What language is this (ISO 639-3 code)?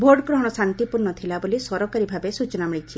ori